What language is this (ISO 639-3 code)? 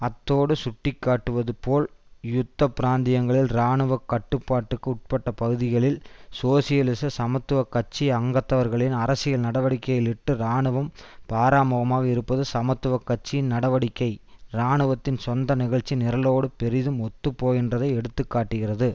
tam